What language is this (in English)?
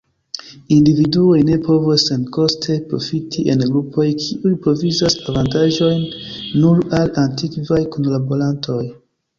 Esperanto